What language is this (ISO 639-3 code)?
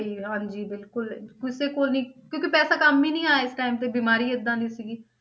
pan